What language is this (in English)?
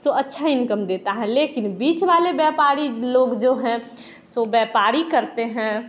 Hindi